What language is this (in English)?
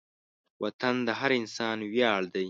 Pashto